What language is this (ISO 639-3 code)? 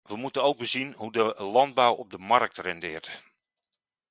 nld